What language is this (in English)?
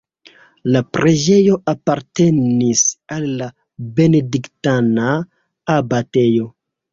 Esperanto